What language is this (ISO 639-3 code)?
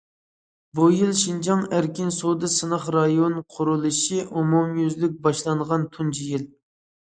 uig